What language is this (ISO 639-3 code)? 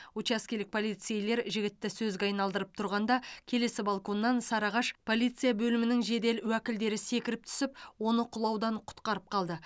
kaz